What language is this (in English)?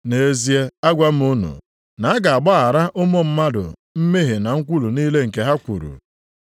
Igbo